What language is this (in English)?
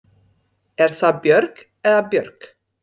Icelandic